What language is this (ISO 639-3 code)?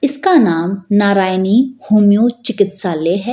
hin